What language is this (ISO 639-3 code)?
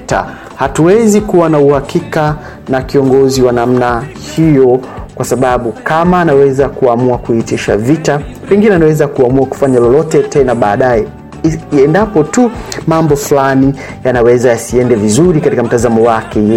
swa